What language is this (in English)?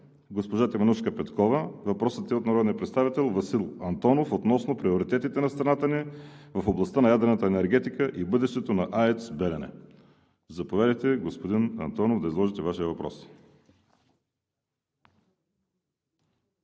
Bulgarian